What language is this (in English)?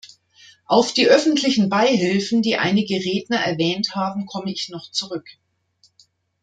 German